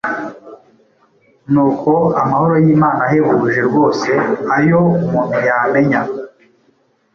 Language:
Kinyarwanda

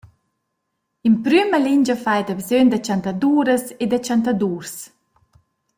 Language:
Romansh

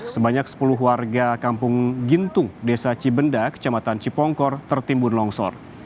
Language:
Indonesian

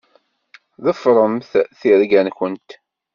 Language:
Kabyle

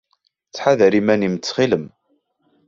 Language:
Kabyle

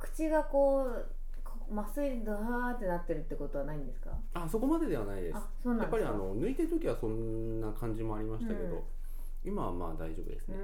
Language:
Japanese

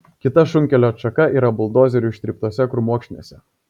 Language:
Lithuanian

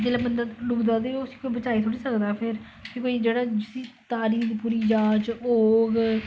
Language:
Dogri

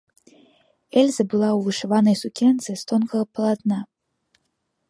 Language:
Belarusian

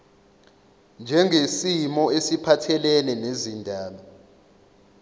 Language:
Zulu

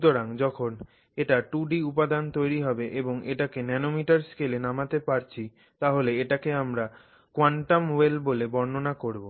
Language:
Bangla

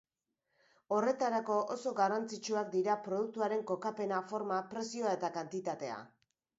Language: Basque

